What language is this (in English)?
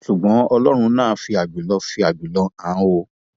Yoruba